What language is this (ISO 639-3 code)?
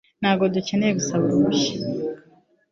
kin